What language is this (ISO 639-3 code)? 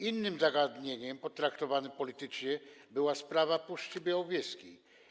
pol